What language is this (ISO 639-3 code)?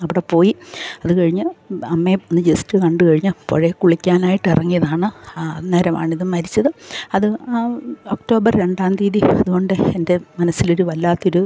mal